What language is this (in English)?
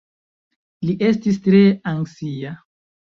Esperanto